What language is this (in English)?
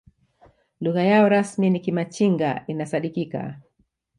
Swahili